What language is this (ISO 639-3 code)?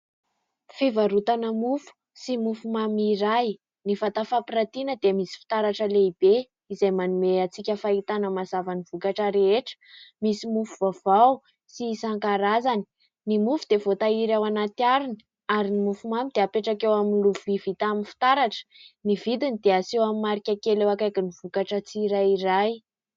mlg